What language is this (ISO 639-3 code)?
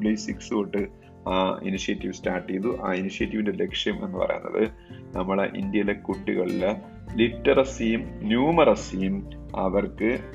mal